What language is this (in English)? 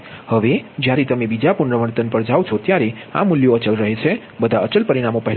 Gujarati